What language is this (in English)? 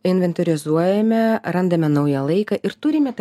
Lithuanian